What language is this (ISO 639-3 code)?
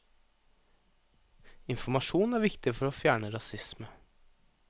nor